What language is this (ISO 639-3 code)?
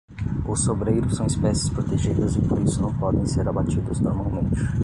por